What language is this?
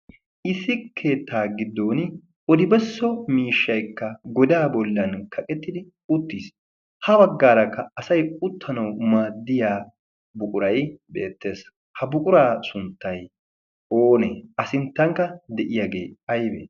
Wolaytta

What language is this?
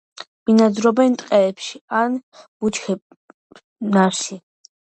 Georgian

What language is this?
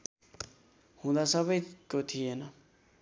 Nepali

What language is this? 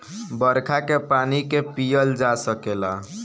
Bhojpuri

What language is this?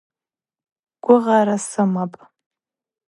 Abaza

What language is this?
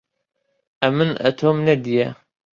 Central Kurdish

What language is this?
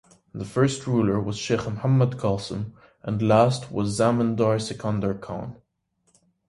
English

